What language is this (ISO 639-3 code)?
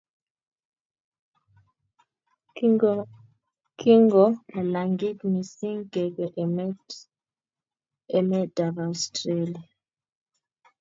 kln